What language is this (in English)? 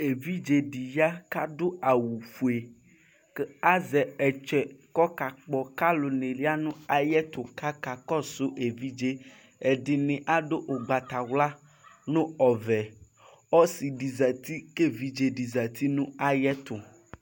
Ikposo